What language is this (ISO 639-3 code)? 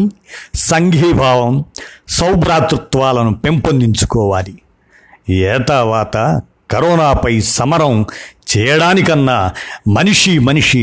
tel